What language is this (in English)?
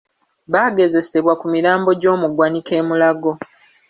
Ganda